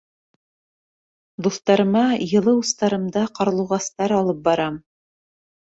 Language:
Bashkir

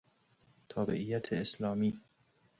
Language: Persian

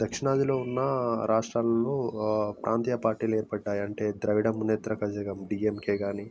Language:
Telugu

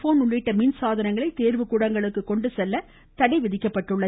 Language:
Tamil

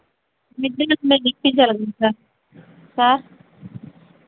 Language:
Telugu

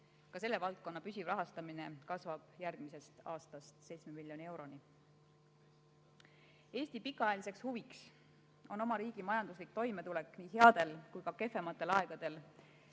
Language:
Estonian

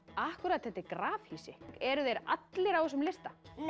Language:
Icelandic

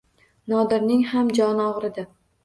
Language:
Uzbek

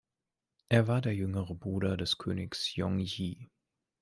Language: German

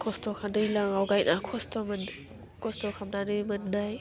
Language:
Bodo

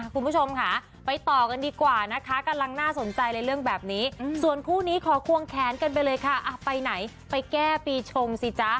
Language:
Thai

